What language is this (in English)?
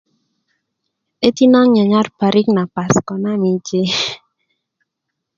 Kuku